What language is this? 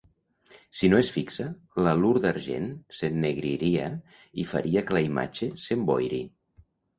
Catalan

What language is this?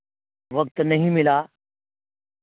Urdu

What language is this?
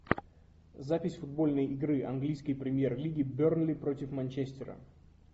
Russian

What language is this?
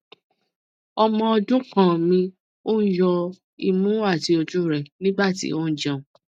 Yoruba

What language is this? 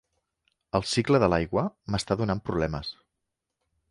Catalan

